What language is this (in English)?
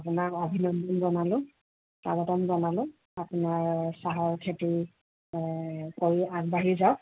Assamese